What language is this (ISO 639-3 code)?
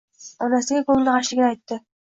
uzb